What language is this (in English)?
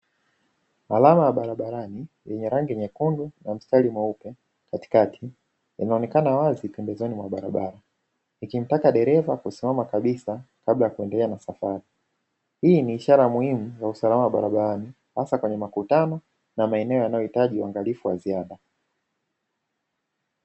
Swahili